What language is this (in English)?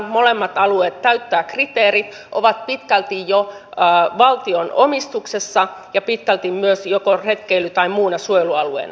Finnish